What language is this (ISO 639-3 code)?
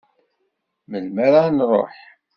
kab